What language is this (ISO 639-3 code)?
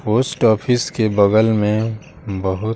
hin